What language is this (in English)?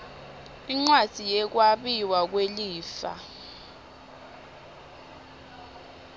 Swati